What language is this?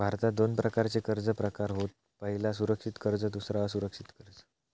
Marathi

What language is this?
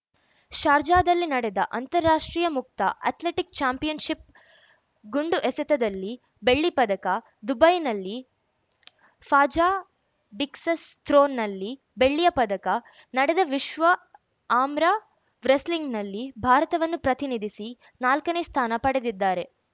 Kannada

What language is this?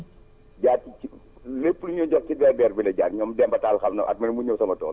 Wolof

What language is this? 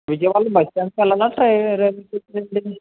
Telugu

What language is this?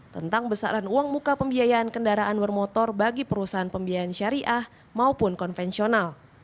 Indonesian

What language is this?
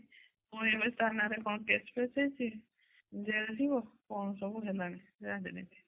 Odia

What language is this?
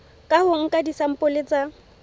Southern Sotho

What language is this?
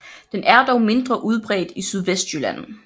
Danish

